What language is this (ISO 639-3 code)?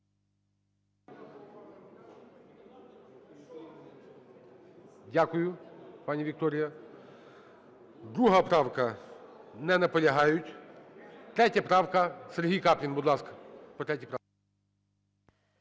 ukr